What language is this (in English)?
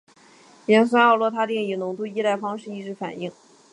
Chinese